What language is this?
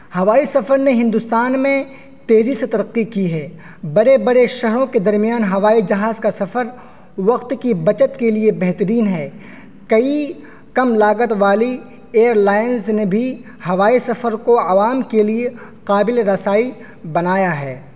Urdu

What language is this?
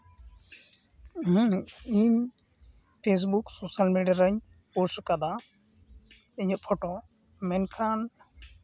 Santali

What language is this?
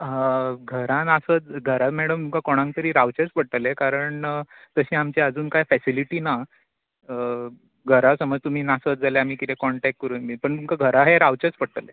Konkani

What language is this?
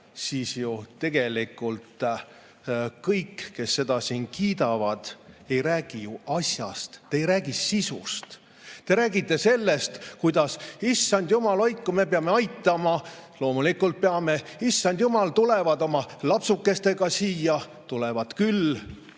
Estonian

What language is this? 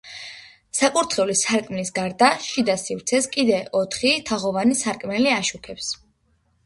Georgian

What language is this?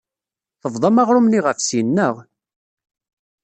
Kabyle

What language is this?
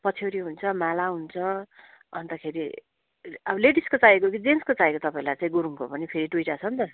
Nepali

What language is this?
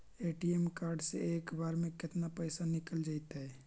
Magahi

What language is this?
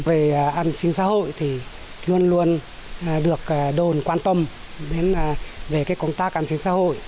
Vietnamese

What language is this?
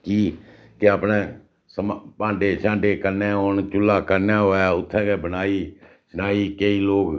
Dogri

